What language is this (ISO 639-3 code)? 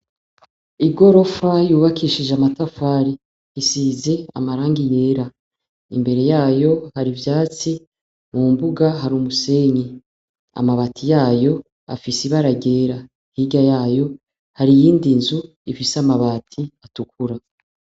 run